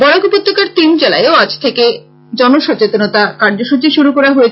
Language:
Bangla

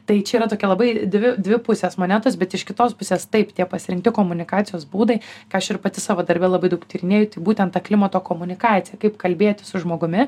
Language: Lithuanian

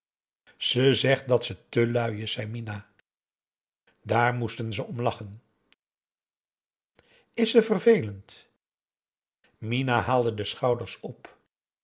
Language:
Dutch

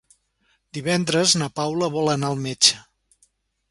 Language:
Catalan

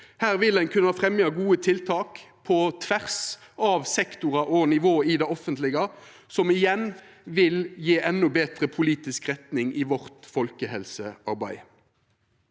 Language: Norwegian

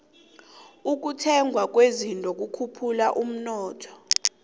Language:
South Ndebele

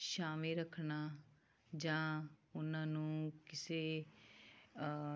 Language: Punjabi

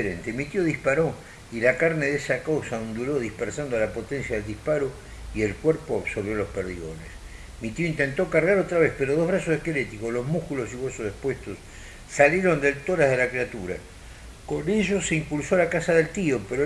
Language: Spanish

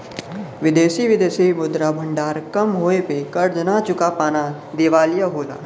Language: Bhojpuri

